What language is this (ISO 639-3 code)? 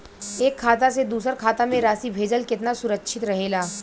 bho